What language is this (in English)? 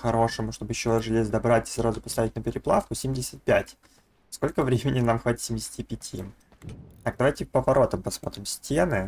Russian